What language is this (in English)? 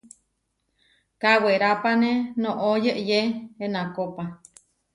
Huarijio